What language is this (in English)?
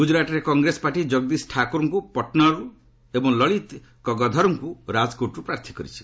Odia